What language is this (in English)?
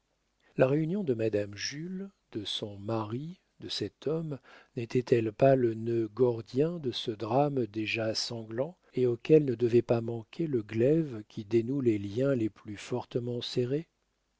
French